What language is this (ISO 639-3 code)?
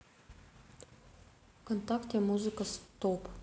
rus